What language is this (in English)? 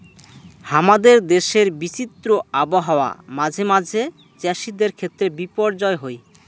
Bangla